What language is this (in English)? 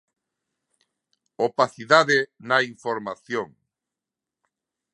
Galician